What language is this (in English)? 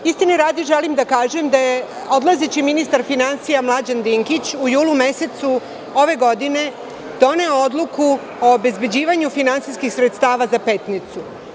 Serbian